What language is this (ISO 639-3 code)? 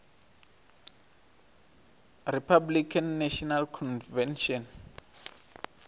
ven